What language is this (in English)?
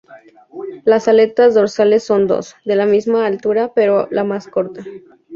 Spanish